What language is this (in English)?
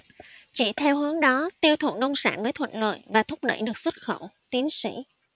Vietnamese